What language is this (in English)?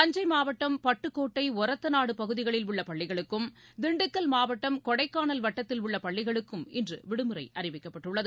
Tamil